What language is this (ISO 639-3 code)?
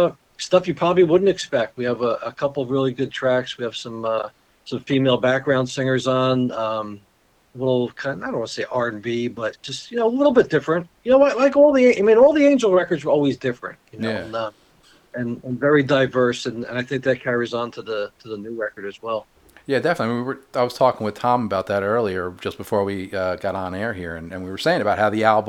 eng